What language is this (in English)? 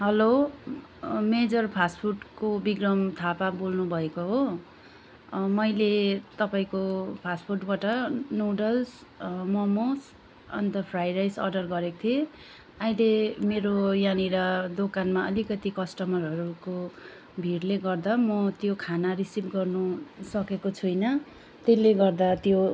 Nepali